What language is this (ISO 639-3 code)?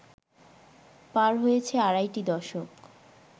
ben